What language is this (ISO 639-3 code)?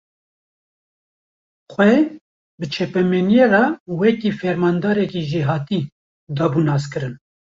kur